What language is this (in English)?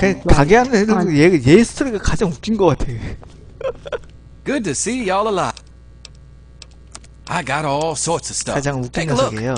Korean